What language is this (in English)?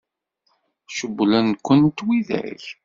Kabyle